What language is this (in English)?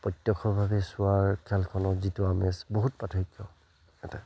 Assamese